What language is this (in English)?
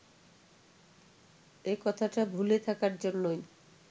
Bangla